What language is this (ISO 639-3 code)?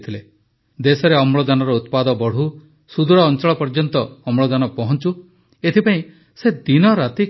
ori